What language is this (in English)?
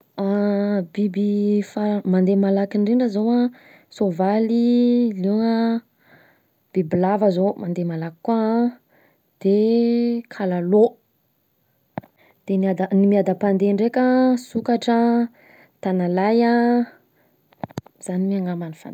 Southern Betsimisaraka Malagasy